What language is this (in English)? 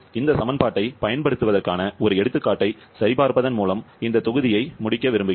Tamil